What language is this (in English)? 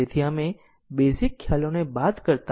Gujarati